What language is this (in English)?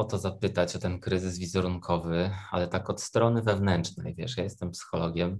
Polish